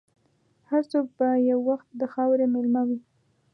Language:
Pashto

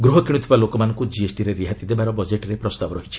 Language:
Odia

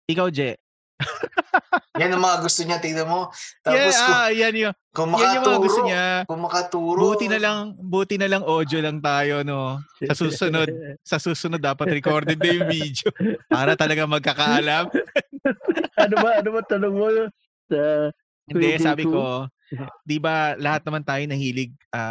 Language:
Filipino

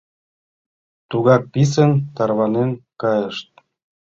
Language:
Mari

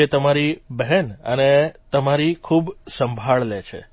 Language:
Gujarati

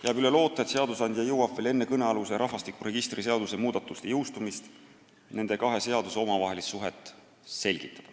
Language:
Estonian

